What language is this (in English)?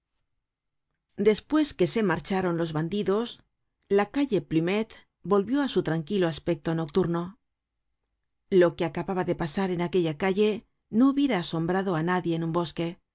Spanish